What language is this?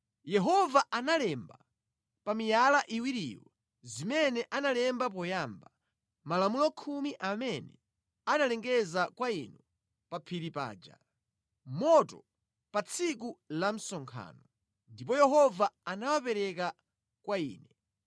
Nyanja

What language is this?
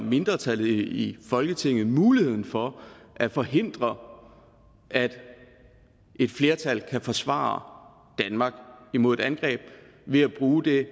Danish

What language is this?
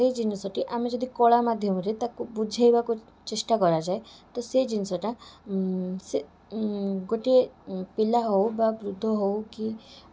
Odia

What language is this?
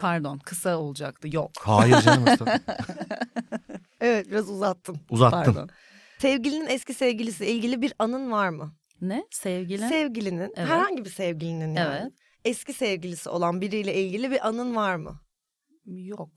Turkish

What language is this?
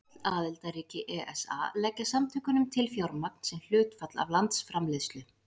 Icelandic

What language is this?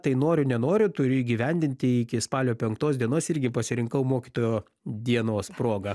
Lithuanian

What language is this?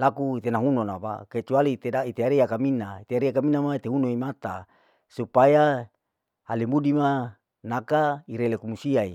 Larike-Wakasihu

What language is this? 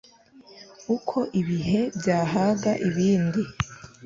Kinyarwanda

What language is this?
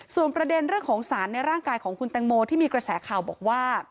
Thai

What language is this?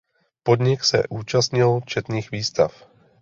Czech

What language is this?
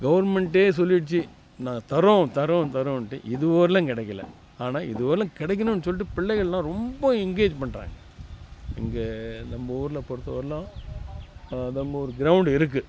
Tamil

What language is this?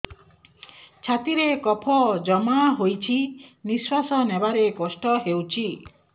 Odia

